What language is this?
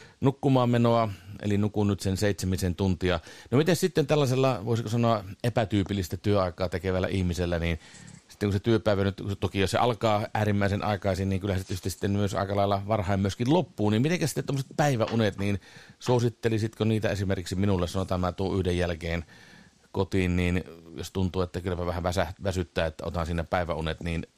Finnish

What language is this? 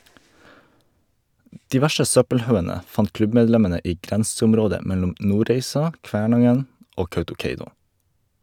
Norwegian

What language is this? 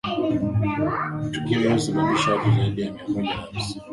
Swahili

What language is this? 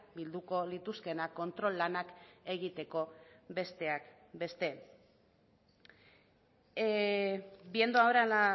Basque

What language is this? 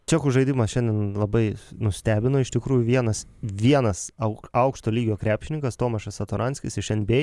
Lithuanian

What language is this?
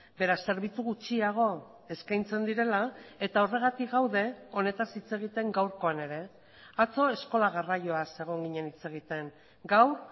Basque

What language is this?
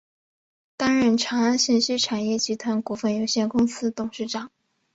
Chinese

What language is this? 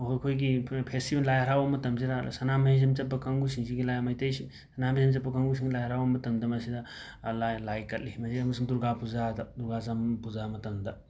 Manipuri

